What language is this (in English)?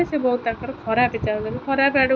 Odia